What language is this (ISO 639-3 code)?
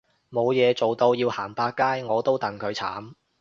yue